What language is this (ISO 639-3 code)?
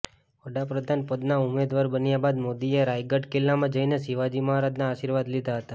guj